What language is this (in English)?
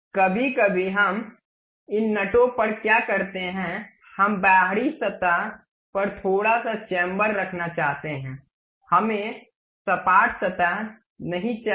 Hindi